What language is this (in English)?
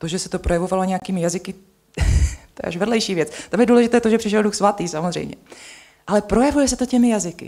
Czech